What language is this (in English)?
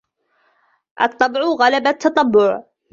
Arabic